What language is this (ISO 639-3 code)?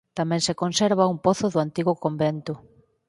glg